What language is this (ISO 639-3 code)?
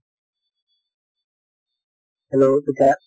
asm